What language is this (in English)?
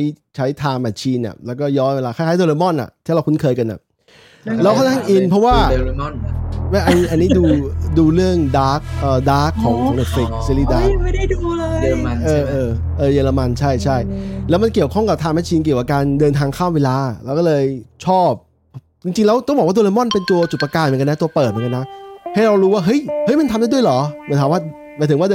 Thai